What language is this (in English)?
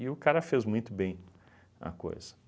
Portuguese